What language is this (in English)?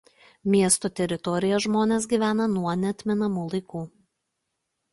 Lithuanian